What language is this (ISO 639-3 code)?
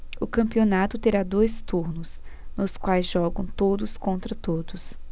por